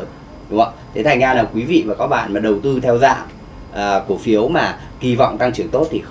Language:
Vietnamese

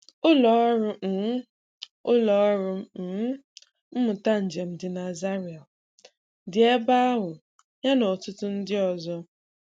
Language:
Igbo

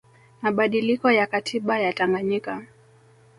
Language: Swahili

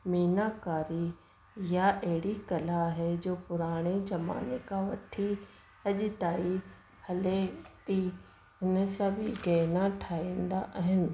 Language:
Sindhi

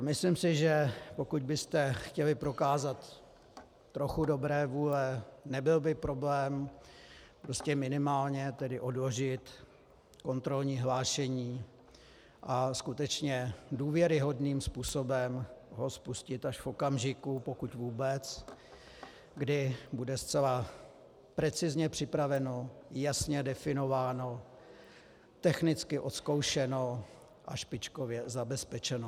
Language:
Czech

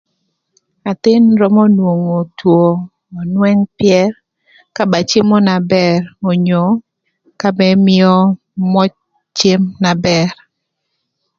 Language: Thur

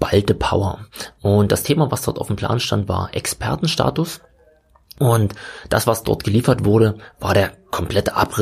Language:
German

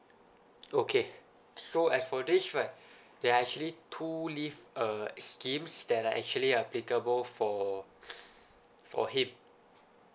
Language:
English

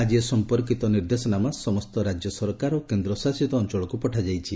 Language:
Odia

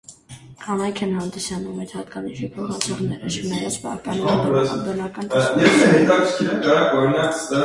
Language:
Armenian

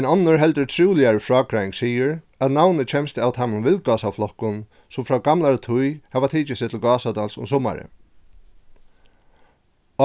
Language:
Faroese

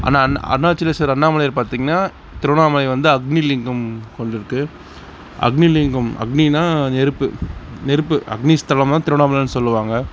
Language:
Tamil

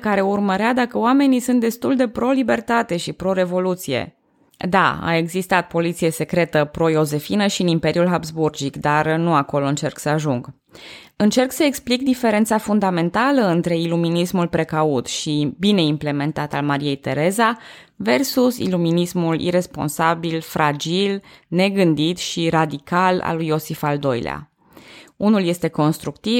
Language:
Romanian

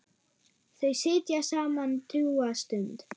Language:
Icelandic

